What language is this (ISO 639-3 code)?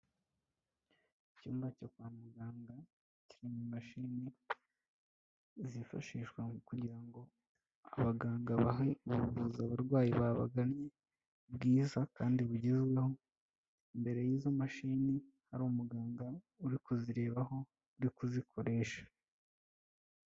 kin